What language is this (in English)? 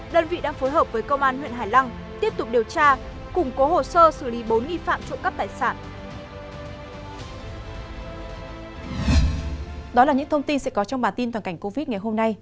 Vietnamese